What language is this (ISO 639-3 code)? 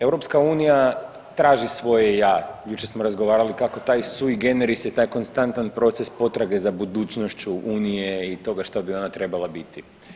hrv